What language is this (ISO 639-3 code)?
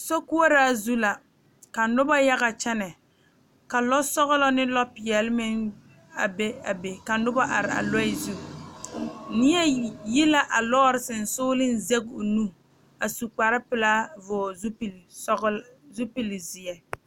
dga